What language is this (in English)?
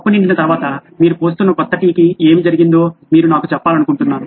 Telugu